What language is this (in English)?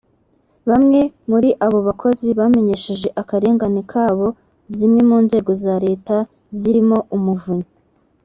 Kinyarwanda